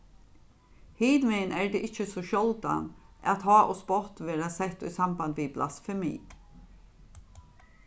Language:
Faroese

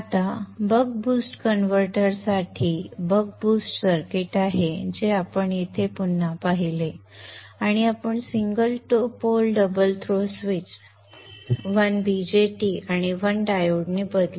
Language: Marathi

